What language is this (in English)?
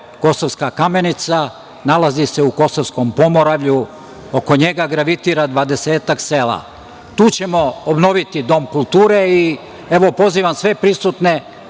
Serbian